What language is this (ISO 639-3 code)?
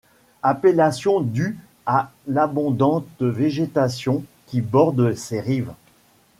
fra